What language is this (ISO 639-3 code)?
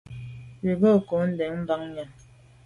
byv